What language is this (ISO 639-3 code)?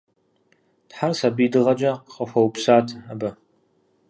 kbd